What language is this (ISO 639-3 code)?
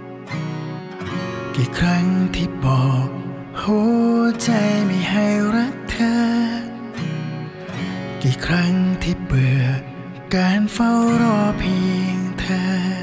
tha